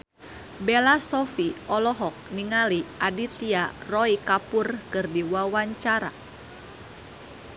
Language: Sundanese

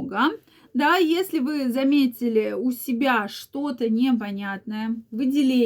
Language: Russian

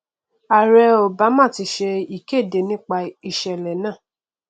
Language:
Yoruba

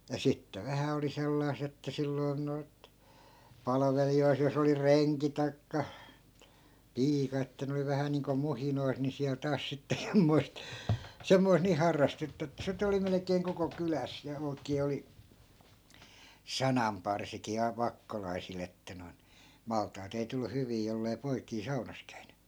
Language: Finnish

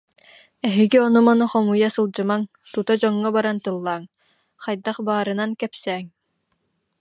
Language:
Yakut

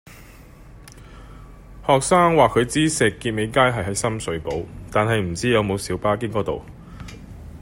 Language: Cantonese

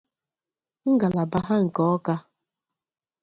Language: Igbo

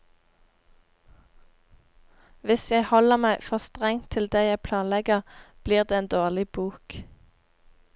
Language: Norwegian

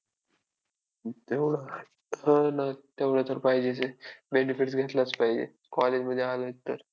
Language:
Marathi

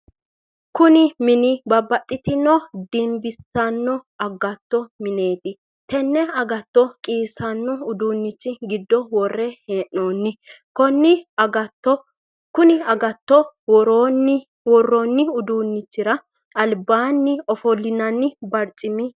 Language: Sidamo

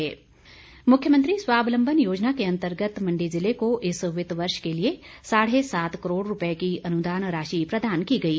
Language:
Hindi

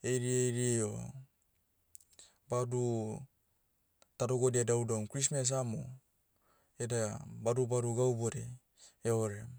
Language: Motu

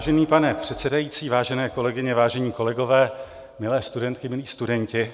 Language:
Czech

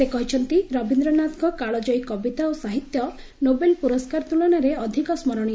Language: Odia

